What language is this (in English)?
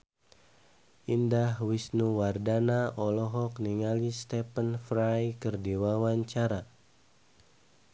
Sundanese